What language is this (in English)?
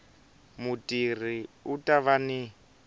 Tsonga